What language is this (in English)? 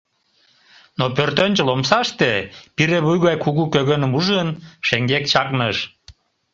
Mari